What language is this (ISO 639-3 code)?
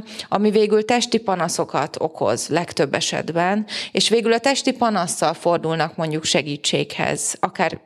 hun